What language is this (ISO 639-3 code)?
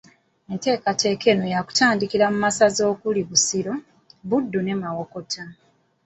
lug